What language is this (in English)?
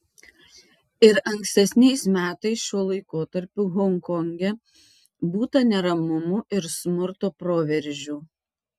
Lithuanian